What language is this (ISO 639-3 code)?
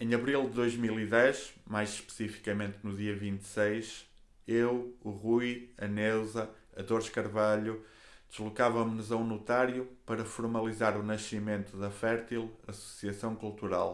por